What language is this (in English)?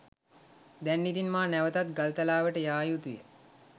Sinhala